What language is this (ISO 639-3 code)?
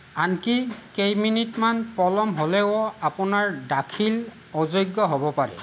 asm